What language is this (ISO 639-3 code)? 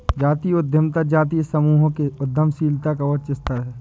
hin